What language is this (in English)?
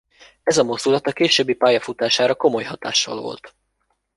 Hungarian